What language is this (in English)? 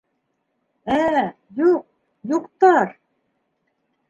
Bashkir